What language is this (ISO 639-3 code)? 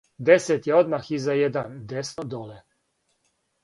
srp